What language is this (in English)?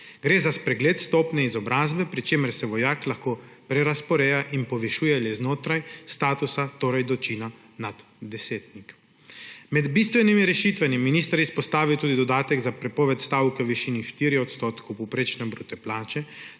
Slovenian